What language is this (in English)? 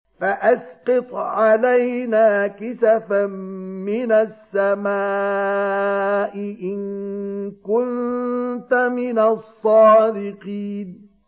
Arabic